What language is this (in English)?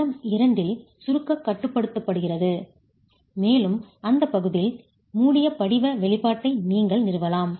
Tamil